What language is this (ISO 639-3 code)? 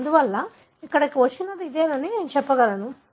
tel